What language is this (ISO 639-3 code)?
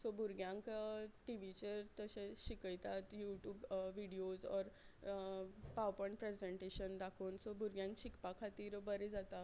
kok